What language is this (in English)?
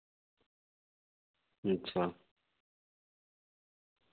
Dogri